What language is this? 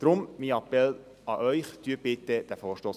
Swiss German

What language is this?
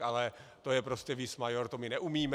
Czech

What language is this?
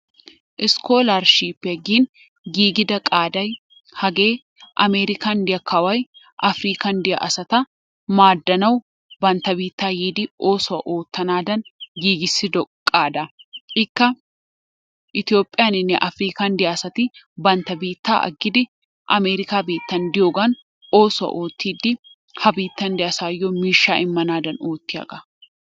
Wolaytta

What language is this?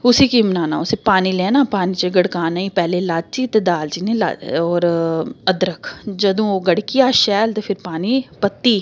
Dogri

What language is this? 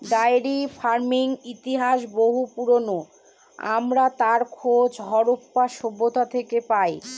Bangla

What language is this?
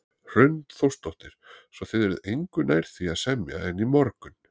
Icelandic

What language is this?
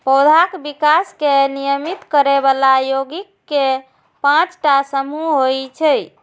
Maithili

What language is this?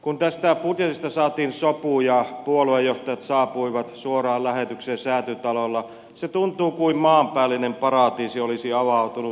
Finnish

